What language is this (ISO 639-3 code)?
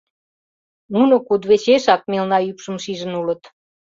chm